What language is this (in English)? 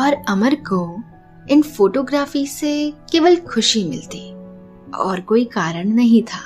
Hindi